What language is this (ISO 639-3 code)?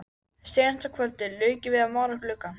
isl